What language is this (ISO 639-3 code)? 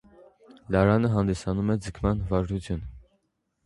hye